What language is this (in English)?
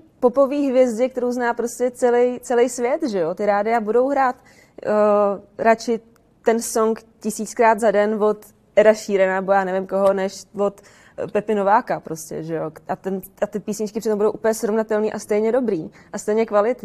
Czech